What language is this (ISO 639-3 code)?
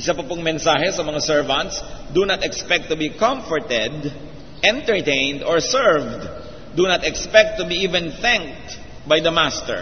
fil